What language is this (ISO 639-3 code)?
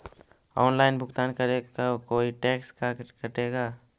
mag